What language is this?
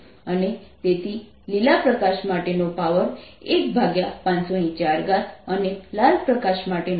Gujarati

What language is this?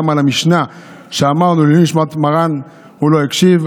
Hebrew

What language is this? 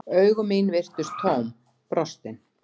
Icelandic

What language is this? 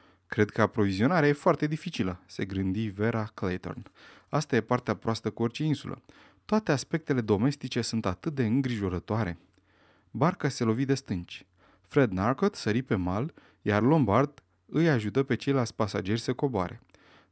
Romanian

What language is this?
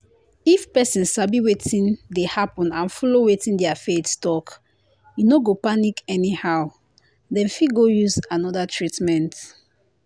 Nigerian Pidgin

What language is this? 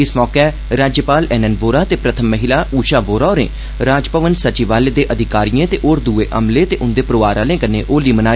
Dogri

